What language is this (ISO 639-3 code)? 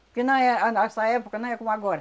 por